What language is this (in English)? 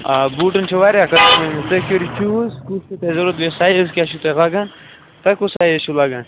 Kashmiri